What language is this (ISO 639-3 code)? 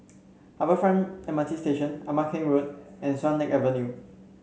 eng